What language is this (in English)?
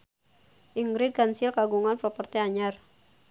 Sundanese